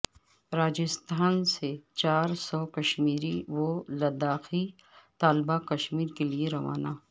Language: Urdu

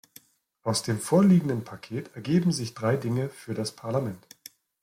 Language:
German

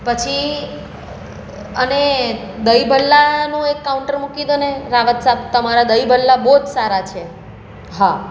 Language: Gujarati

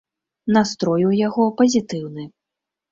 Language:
Belarusian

